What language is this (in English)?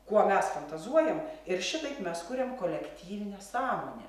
Lithuanian